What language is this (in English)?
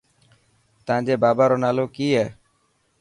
Dhatki